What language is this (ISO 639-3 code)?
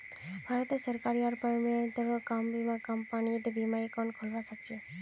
mag